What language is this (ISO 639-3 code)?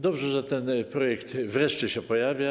pol